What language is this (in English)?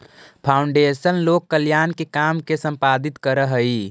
Magahi